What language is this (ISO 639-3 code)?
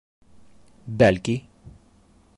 bak